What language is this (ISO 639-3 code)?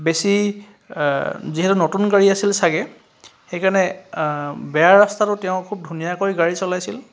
asm